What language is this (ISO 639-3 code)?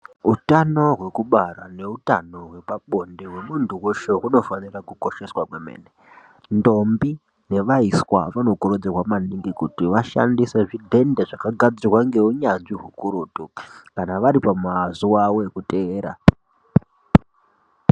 ndc